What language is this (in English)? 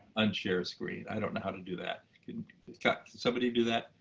English